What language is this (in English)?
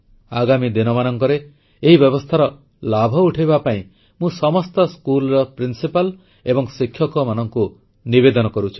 Odia